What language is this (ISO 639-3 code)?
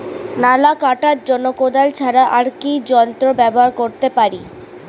ben